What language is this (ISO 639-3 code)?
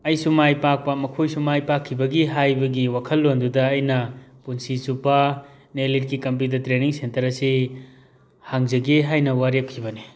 mni